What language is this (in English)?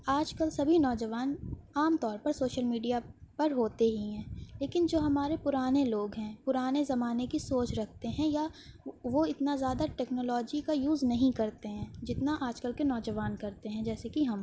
Urdu